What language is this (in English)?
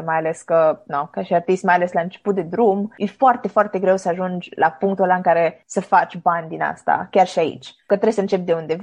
Romanian